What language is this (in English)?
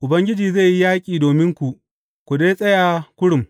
Hausa